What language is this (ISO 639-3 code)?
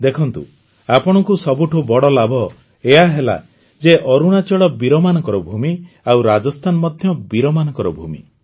ori